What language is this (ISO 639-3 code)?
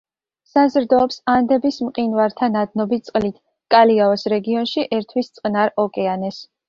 kat